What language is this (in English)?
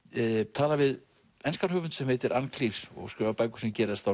Icelandic